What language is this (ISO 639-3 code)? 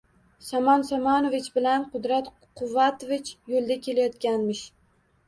uzb